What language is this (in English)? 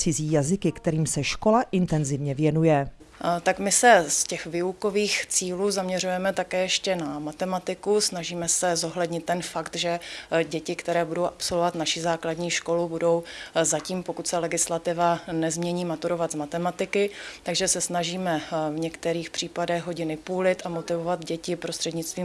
Czech